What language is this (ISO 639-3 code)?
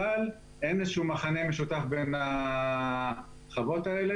heb